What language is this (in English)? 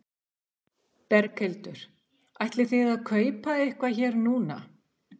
Icelandic